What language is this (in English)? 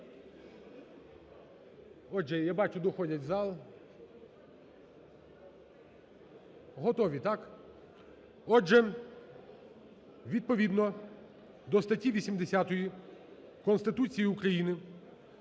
Ukrainian